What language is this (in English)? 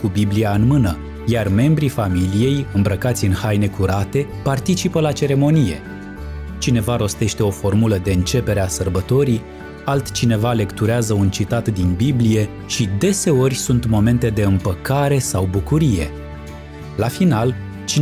Romanian